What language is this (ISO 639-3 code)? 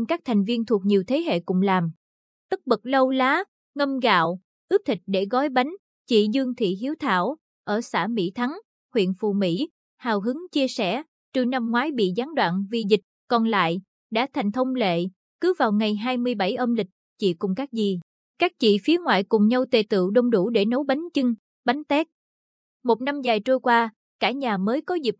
vie